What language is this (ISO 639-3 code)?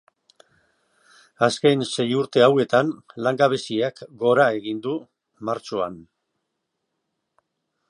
eus